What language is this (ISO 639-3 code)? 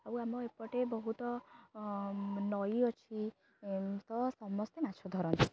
ori